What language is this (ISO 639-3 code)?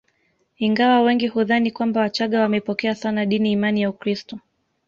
swa